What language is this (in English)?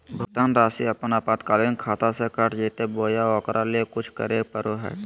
Magahi